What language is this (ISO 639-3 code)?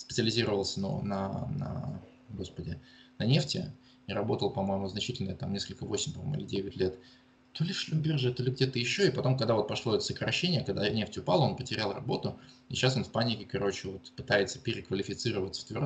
rus